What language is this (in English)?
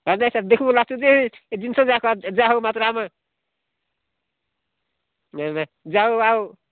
Odia